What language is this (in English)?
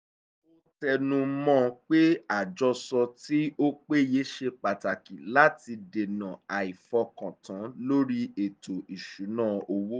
Yoruba